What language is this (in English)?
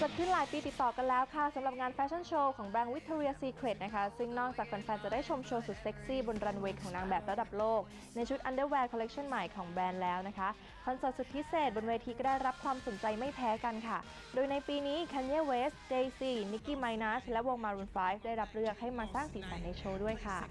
Thai